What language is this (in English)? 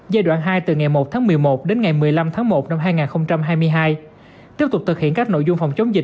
Vietnamese